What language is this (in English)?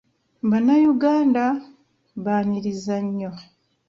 Ganda